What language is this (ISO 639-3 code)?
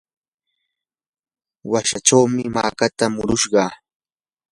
qur